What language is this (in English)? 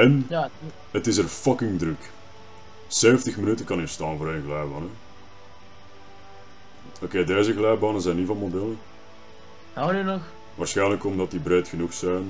Dutch